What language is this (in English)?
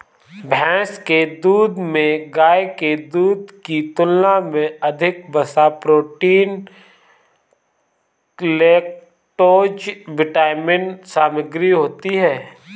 Hindi